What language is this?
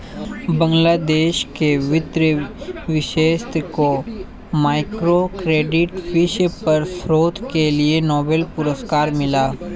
Hindi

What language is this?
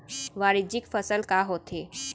Chhattisgarhi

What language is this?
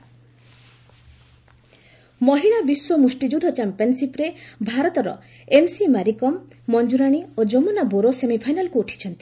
Odia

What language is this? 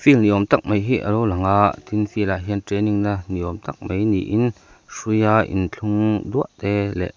Mizo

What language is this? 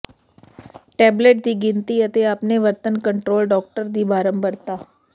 Punjabi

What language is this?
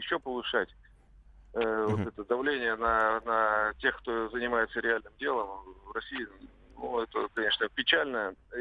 Russian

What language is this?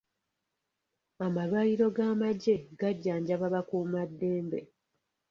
Ganda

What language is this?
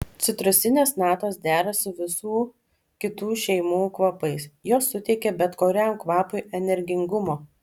Lithuanian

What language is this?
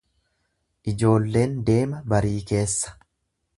Oromo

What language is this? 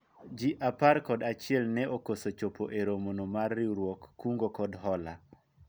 Luo (Kenya and Tanzania)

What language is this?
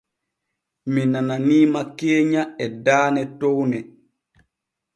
Borgu Fulfulde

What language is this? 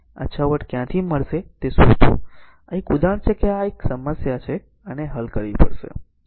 Gujarati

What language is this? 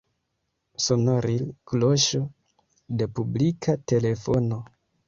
Esperanto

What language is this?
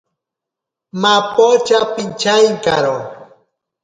Ashéninka Perené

